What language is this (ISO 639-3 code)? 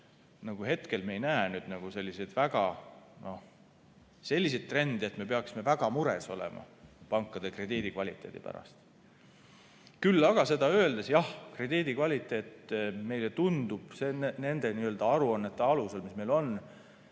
est